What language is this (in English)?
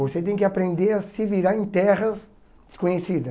Portuguese